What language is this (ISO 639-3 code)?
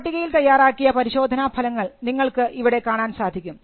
mal